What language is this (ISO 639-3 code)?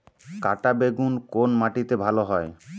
ben